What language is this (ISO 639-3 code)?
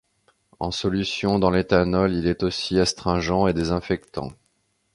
fra